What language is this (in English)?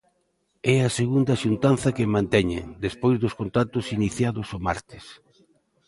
Galician